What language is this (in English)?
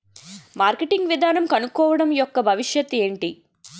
Telugu